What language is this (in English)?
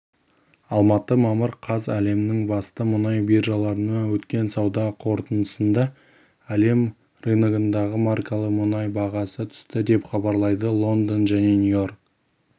Kazakh